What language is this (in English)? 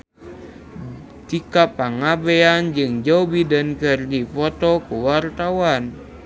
Sundanese